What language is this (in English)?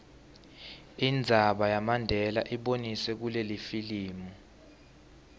Swati